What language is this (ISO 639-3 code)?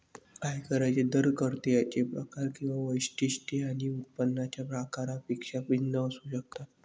mar